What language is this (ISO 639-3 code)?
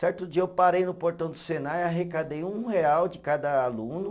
por